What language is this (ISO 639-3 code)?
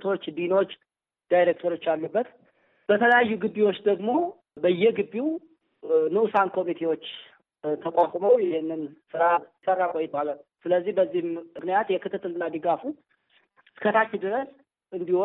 amh